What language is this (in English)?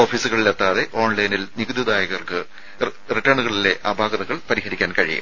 Malayalam